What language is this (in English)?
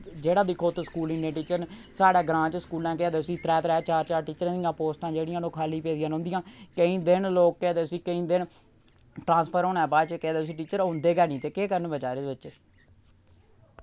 Dogri